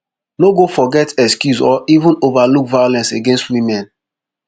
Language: Nigerian Pidgin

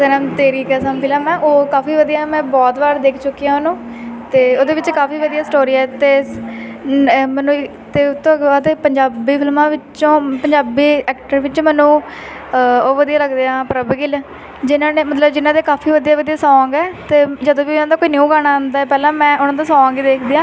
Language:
Punjabi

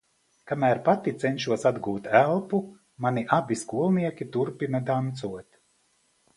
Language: Latvian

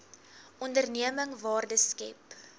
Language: Afrikaans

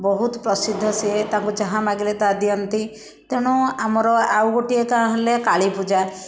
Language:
Odia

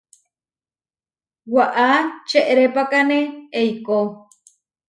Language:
Huarijio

